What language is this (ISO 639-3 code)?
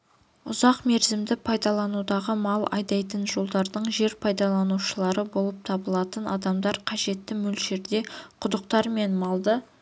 kaz